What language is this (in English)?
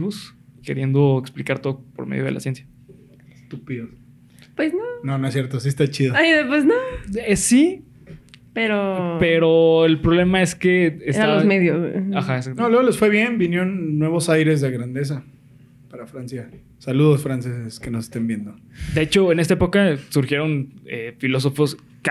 Spanish